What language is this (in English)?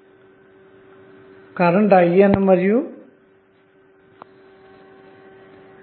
Telugu